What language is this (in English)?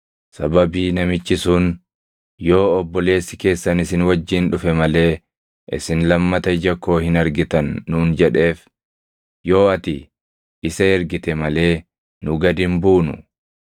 Oromo